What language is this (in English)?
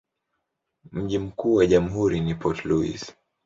Swahili